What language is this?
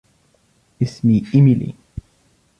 Arabic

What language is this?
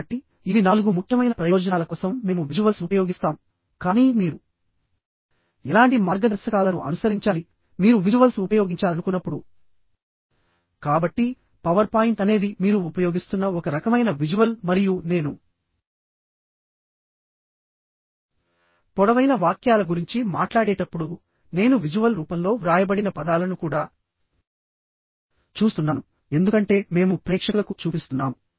Telugu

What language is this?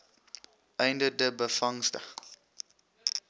Afrikaans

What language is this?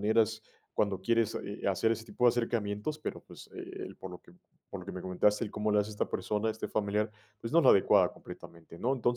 Spanish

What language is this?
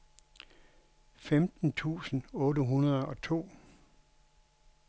Danish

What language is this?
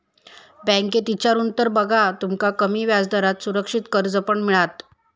Marathi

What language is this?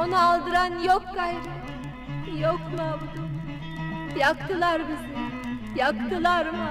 Turkish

